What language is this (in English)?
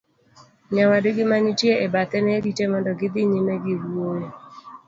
Luo (Kenya and Tanzania)